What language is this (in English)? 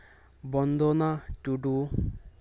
Santali